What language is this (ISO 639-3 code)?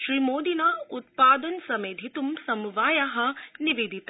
san